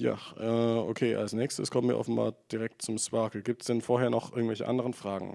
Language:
German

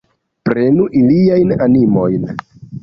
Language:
Esperanto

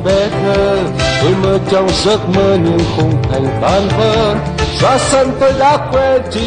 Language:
Korean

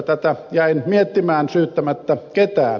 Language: Finnish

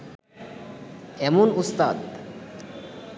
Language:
Bangla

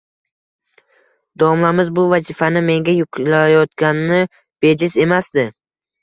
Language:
Uzbek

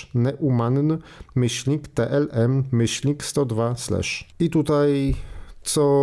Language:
Polish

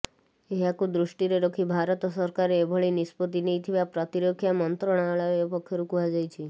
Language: Odia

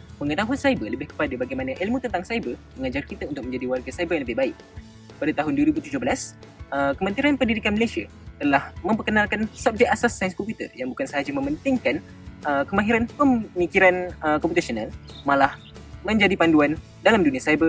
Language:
Malay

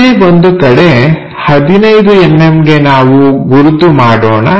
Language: Kannada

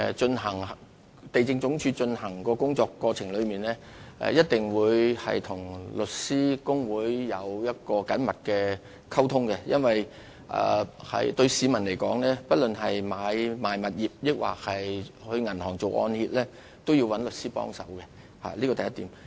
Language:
Cantonese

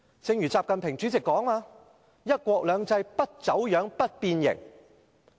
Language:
Cantonese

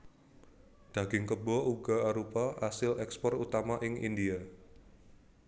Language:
Javanese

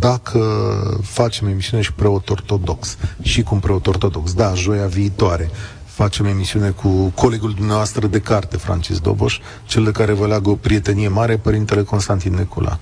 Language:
Romanian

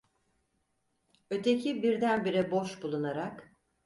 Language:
Turkish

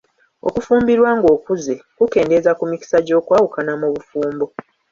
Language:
Ganda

